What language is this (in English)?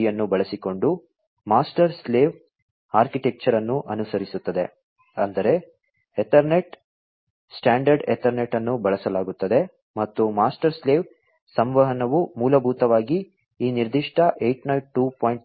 Kannada